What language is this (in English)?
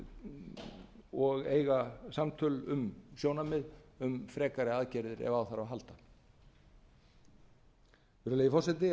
Icelandic